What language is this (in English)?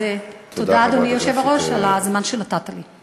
Hebrew